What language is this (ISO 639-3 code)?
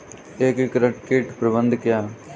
hin